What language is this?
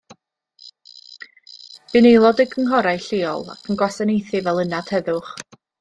Welsh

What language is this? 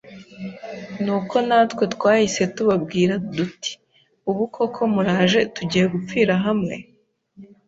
Kinyarwanda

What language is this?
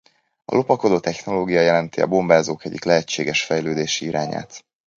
Hungarian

